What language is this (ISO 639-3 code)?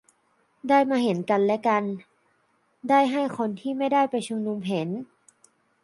tha